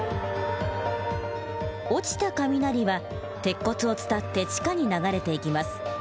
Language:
Japanese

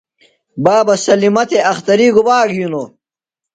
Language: Phalura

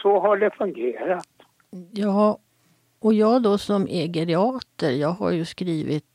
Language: Swedish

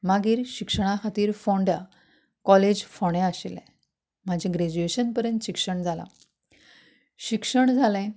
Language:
Konkani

